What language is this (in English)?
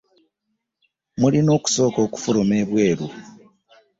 Ganda